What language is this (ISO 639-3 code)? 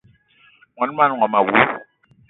eto